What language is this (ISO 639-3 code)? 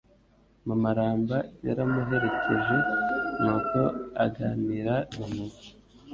kin